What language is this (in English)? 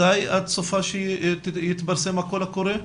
Hebrew